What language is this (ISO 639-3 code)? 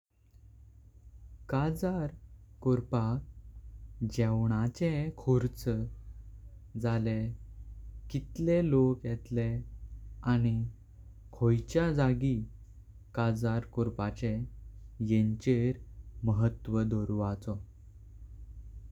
kok